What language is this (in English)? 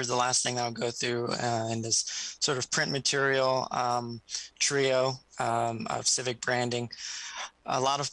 English